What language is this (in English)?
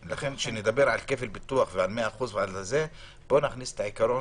Hebrew